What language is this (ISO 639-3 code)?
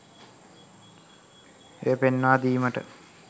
sin